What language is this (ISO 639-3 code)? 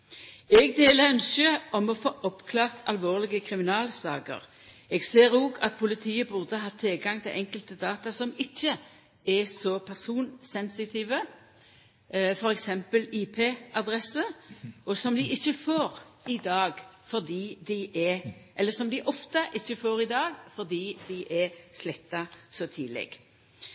nno